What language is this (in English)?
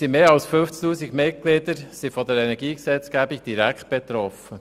Swiss German